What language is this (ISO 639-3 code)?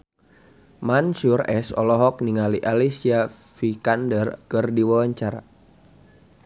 sun